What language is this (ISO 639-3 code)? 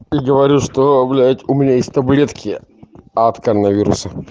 rus